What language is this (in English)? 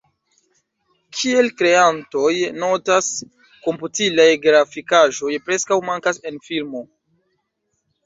Esperanto